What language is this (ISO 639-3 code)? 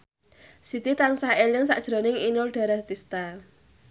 jav